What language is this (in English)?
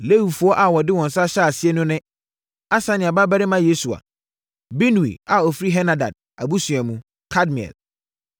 Akan